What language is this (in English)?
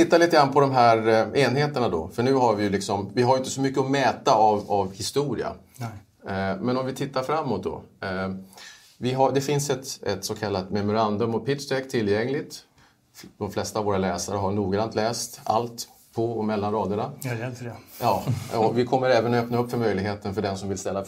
Swedish